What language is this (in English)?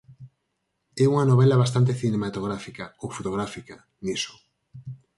Galician